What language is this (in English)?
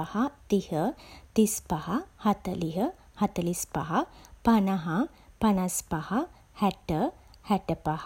Sinhala